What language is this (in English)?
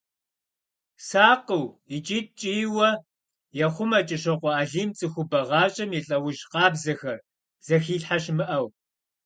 Kabardian